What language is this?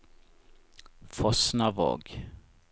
Norwegian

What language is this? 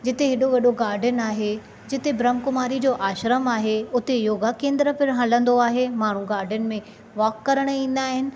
Sindhi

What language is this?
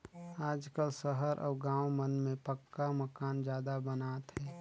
Chhattisgarhi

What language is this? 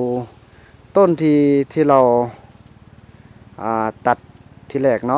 Thai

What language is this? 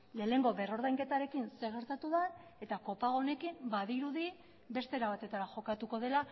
Basque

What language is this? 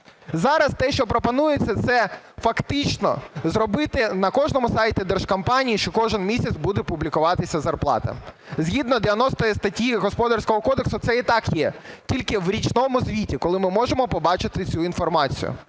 Ukrainian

